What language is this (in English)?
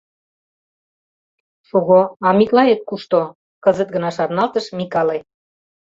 Mari